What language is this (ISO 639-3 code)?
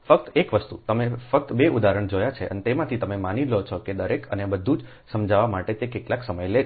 guj